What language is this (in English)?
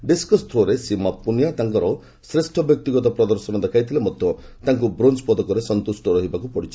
Odia